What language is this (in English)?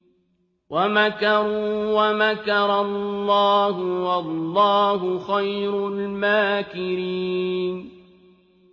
Arabic